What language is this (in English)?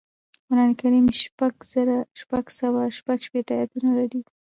Pashto